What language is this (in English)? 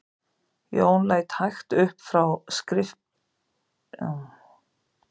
Icelandic